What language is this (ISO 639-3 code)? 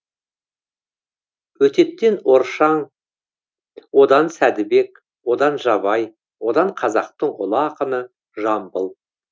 kaz